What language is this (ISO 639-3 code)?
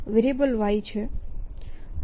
guj